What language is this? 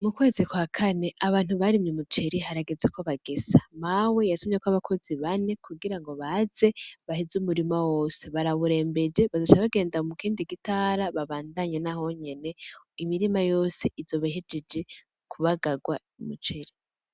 Rundi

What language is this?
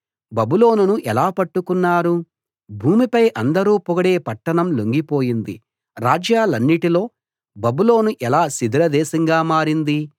Telugu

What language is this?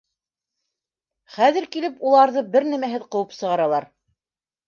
Bashkir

